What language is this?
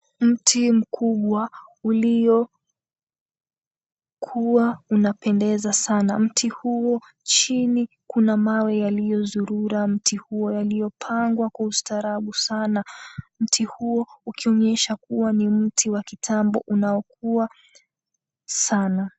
Swahili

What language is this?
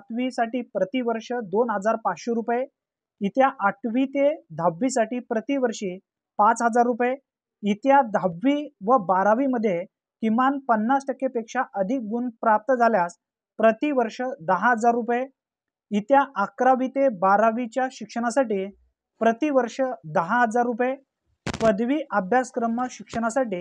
Marathi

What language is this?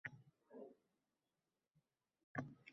Uzbek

